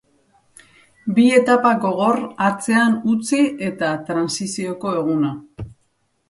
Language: Basque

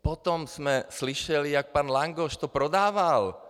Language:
Czech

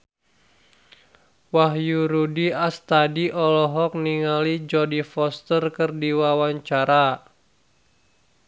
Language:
Sundanese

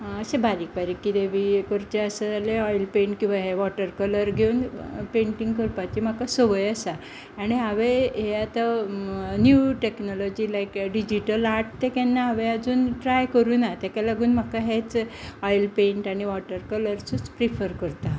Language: Konkani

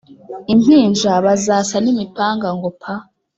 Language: Kinyarwanda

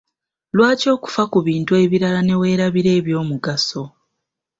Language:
Ganda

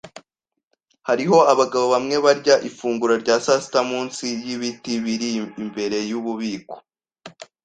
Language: Kinyarwanda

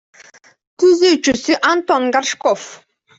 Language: Kyrgyz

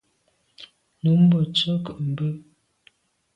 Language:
Medumba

